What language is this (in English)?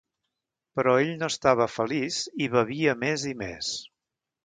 Catalan